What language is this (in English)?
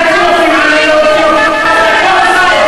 Hebrew